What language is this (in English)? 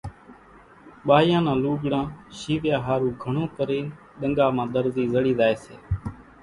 Kachi Koli